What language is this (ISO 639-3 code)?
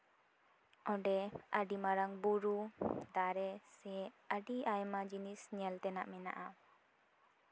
sat